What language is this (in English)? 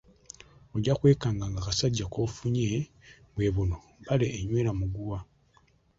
Ganda